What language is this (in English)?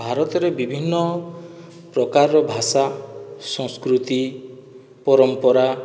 Odia